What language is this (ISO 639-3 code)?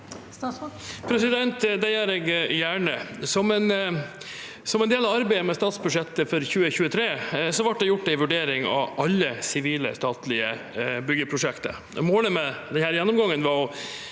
nor